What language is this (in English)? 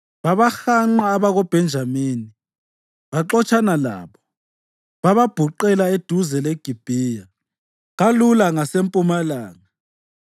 North Ndebele